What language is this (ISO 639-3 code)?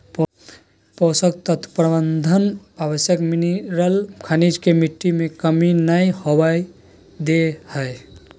mag